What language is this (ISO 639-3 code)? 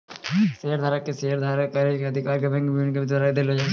mai